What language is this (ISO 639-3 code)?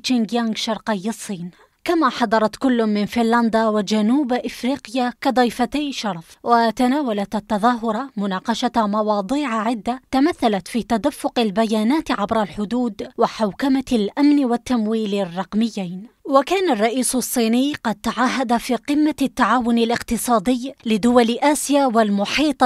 ara